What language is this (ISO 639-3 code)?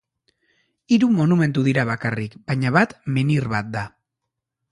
eus